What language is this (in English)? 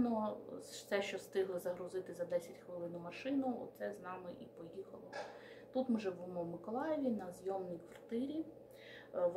Ukrainian